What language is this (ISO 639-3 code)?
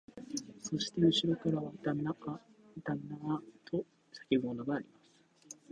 jpn